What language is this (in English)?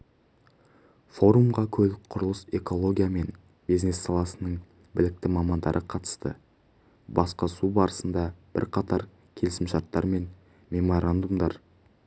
Kazakh